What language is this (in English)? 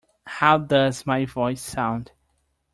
English